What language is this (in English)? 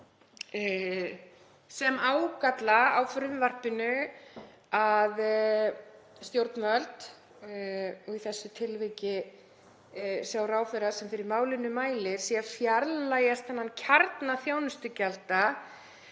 Icelandic